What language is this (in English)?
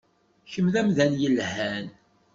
Kabyle